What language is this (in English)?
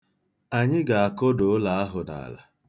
Igbo